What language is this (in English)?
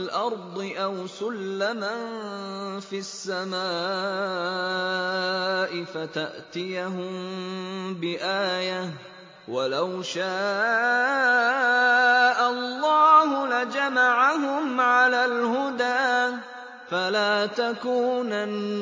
Arabic